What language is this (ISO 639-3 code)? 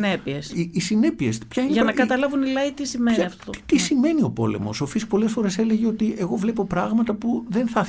ell